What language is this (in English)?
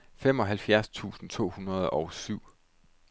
Danish